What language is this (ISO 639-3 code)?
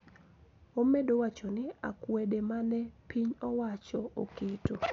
luo